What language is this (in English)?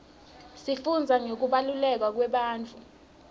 Swati